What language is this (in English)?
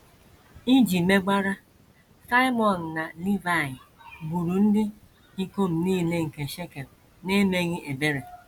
Igbo